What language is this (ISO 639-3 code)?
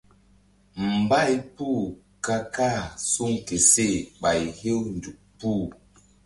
mdd